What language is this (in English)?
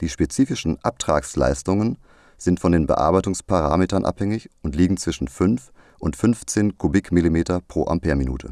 German